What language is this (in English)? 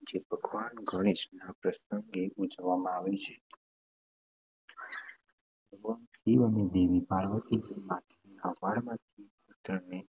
Gujarati